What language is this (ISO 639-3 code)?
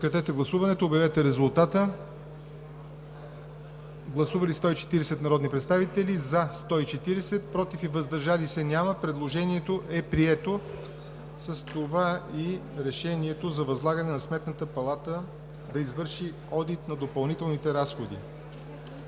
bul